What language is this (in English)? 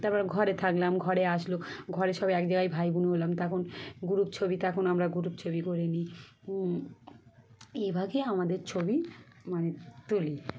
Bangla